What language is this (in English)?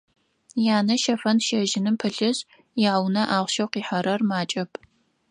Adyghe